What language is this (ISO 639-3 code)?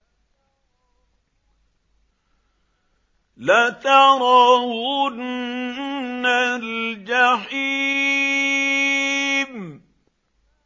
ara